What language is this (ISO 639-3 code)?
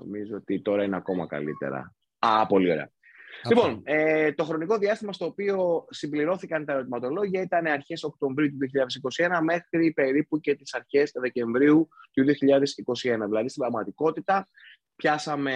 ell